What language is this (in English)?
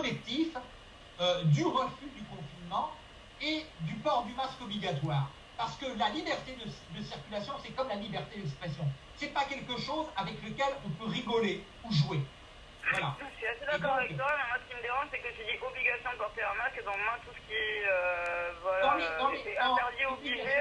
French